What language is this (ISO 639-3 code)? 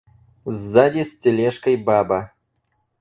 rus